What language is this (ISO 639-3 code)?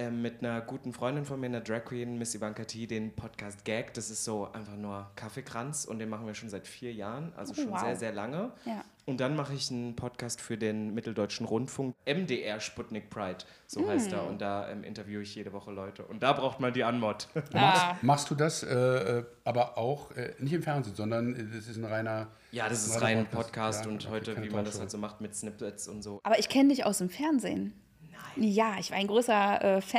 deu